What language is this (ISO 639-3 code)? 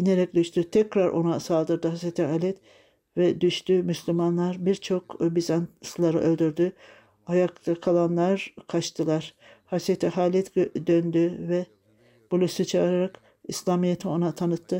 tur